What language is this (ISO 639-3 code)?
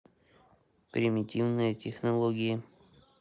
rus